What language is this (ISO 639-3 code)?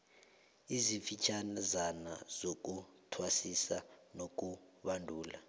nbl